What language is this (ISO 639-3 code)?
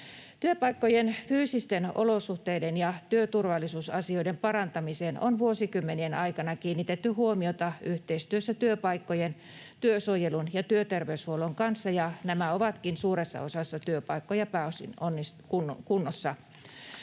fin